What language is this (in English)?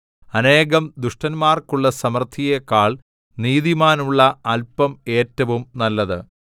Malayalam